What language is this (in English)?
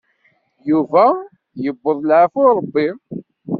Kabyle